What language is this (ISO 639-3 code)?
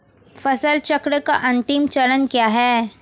hin